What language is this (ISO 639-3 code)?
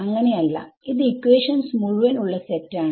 mal